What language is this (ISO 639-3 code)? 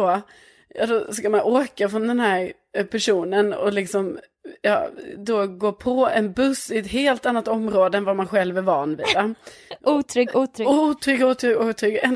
swe